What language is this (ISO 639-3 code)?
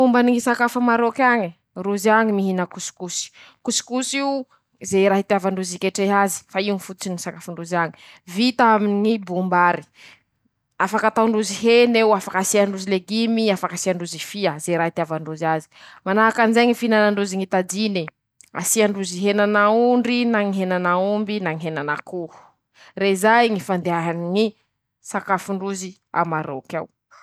msh